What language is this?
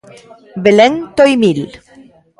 Galician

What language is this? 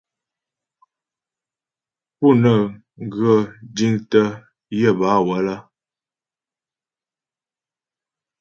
Ghomala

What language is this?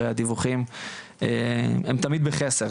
Hebrew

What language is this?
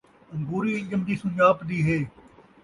Saraiki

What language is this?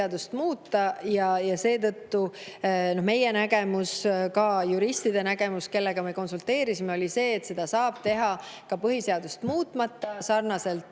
Estonian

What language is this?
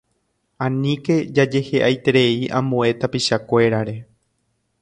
Guarani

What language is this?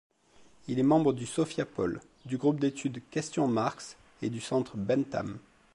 French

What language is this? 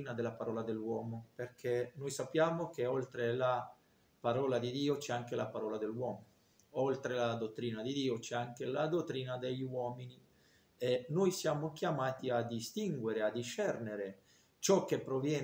Italian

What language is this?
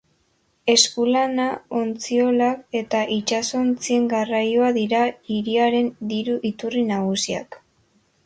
Basque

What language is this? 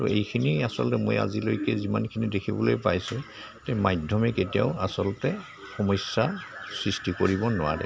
Assamese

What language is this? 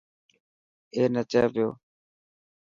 Dhatki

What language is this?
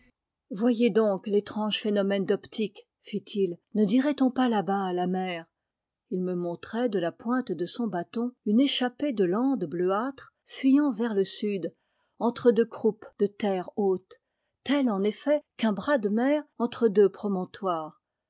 French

